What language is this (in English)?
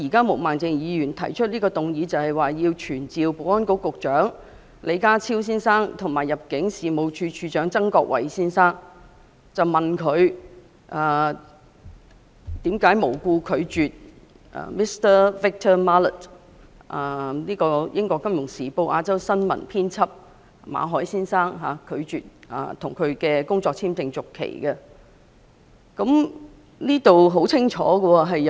Cantonese